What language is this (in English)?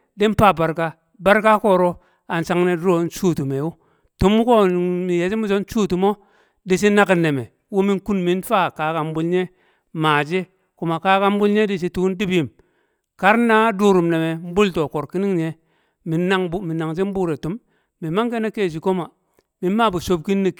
Kamo